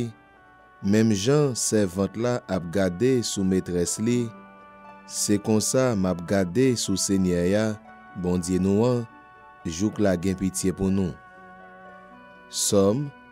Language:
French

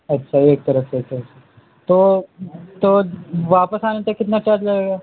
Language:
Urdu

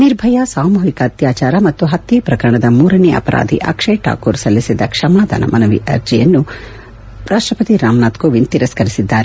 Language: Kannada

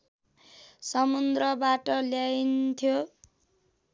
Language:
Nepali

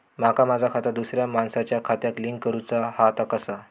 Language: Marathi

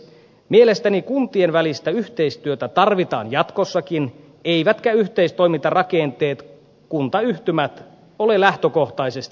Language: Finnish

